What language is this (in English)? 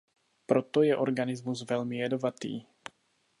Czech